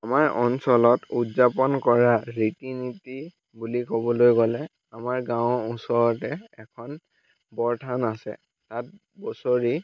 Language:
Assamese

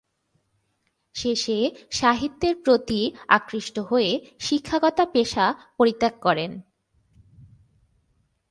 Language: Bangla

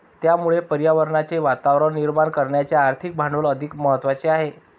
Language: Marathi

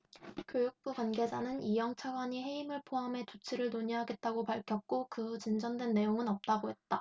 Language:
Korean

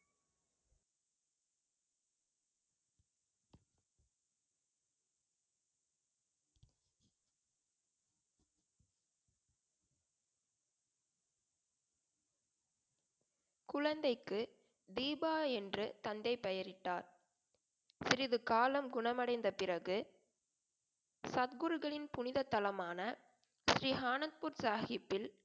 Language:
Tamil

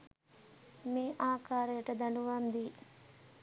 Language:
Sinhala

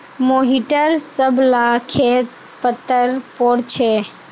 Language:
Magahi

